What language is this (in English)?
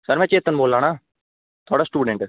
Dogri